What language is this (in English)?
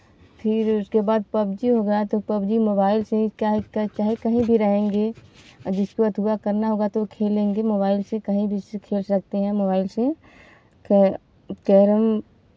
Hindi